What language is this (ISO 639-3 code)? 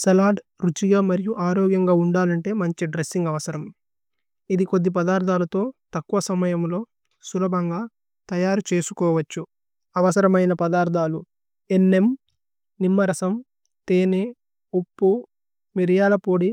tcy